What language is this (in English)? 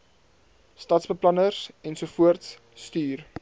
Afrikaans